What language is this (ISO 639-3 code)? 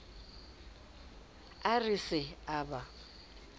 sot